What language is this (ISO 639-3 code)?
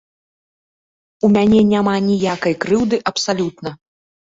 bel